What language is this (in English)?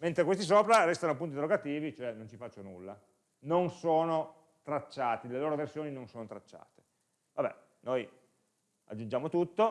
Italian